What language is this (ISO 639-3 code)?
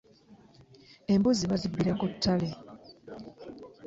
lug